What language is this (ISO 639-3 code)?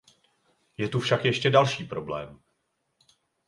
ces